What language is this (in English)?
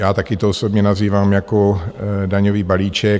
Czech